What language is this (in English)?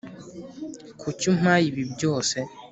Kinyarwanda